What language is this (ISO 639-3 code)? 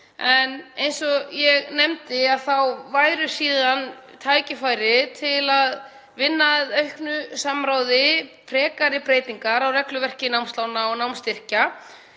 isl